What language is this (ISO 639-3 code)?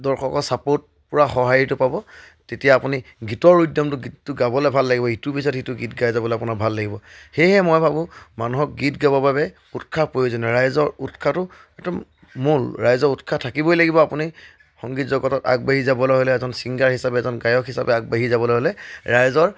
asm